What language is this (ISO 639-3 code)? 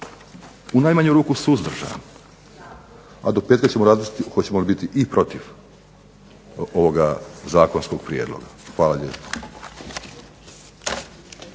hrv